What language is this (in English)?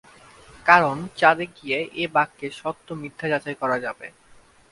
Bangla